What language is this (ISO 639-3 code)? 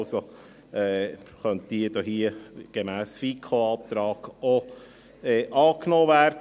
gsw